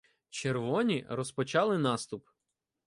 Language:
Ukrainian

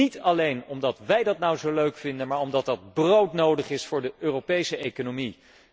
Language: Dutch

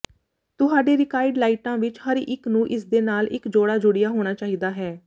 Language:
Punjabi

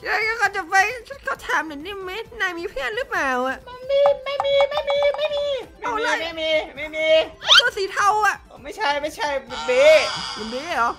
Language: Thai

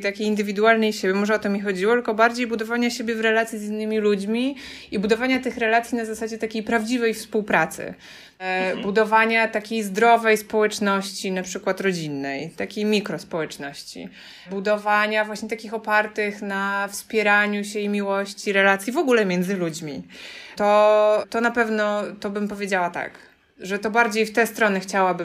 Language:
Polish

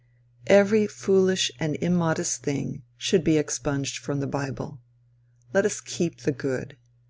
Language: English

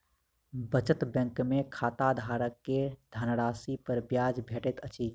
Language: Maithili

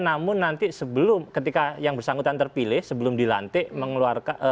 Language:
Indonesian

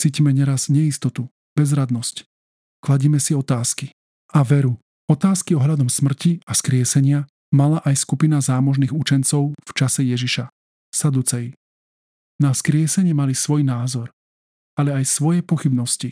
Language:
Slovak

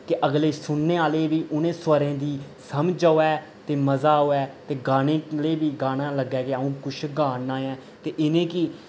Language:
Dogri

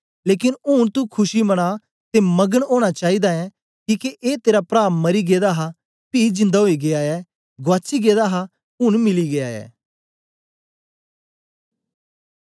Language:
Dogri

